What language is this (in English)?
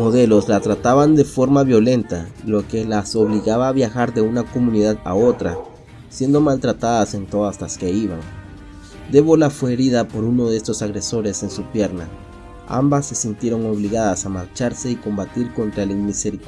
Spanish